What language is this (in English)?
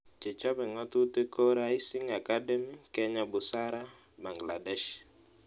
Kalenjin